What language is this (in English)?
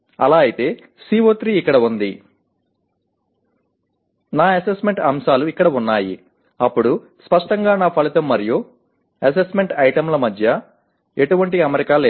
Telugu